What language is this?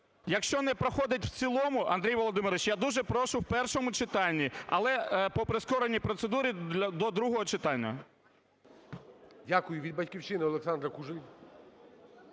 Ukrainian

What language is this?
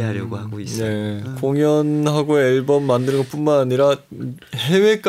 Korean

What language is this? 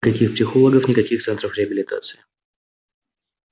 Russian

